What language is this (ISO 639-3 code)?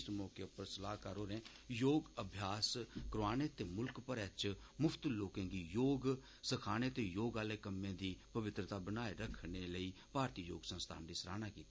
doi